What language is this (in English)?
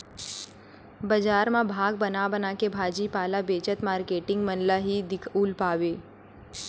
Chhattisgarhi